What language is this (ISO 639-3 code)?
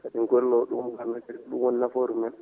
ful